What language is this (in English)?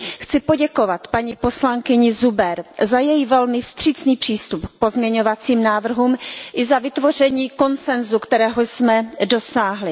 Czech